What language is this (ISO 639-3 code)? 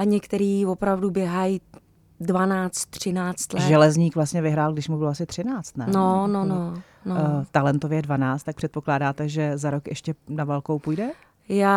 ces